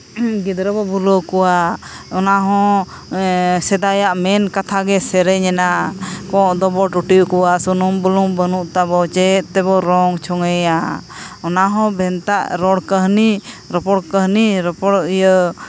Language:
Santali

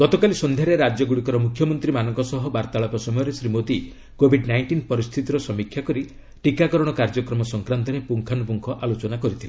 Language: Odia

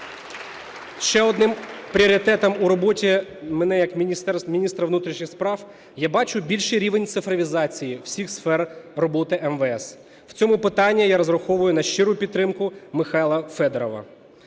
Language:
Ukrainian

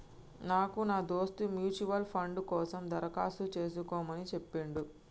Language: Telugu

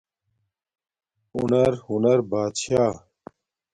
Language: Domaaki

